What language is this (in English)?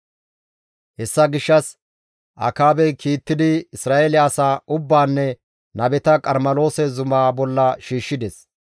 Gamo